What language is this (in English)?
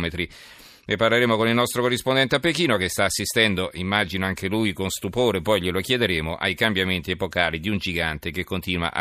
Italian